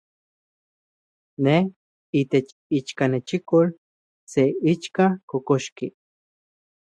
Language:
Central Puebla Nahuatl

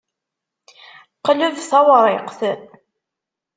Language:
Kabyle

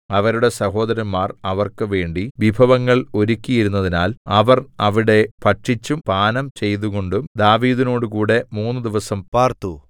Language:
Malayalam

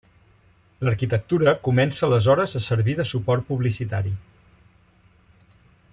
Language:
Catalan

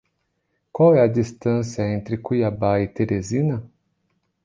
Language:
Portuguese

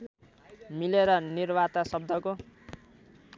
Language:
Nepali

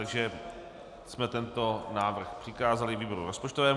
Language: Czech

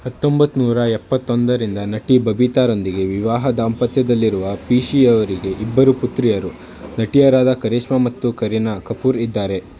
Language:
Kannada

